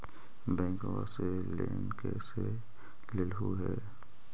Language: Magahi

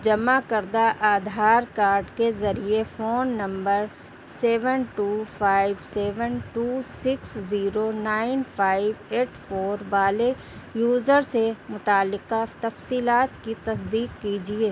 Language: Urdu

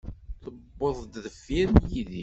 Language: Kabyle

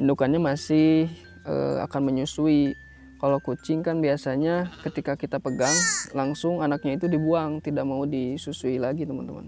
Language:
Indonesian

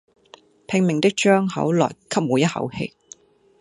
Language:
Cantonese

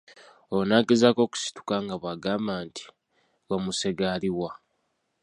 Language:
Ganda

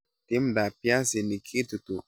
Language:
Kalenjin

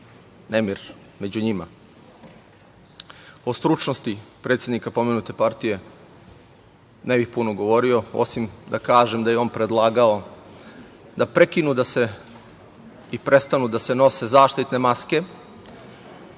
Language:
Serbian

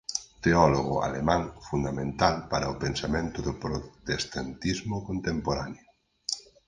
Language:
Galician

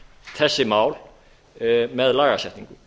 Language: Icelandic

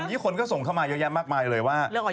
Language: Thai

